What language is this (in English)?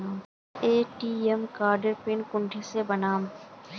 Magahi